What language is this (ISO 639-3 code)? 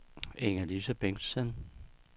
dan